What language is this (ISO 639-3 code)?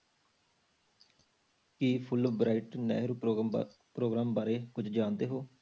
pan